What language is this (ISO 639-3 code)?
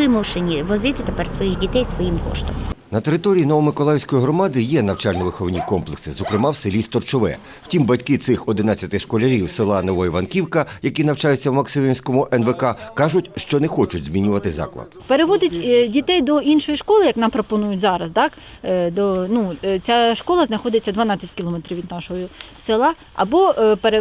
ukr